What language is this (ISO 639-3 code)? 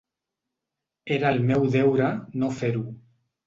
cat